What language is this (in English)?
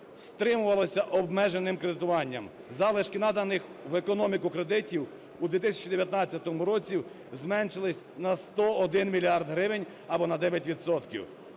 Ukrainian